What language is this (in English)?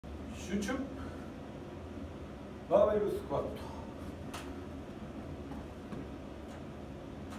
Japanese